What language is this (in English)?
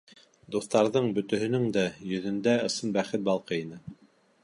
Bashkir